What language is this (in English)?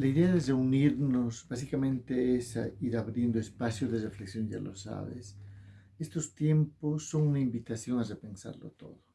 Spanish